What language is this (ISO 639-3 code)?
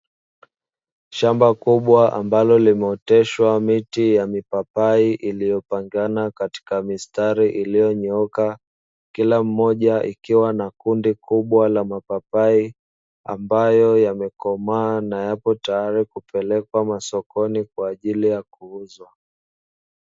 swa